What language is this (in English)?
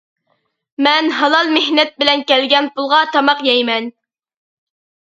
Uyghur